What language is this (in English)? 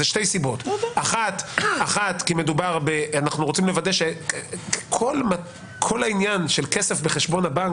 Hebrew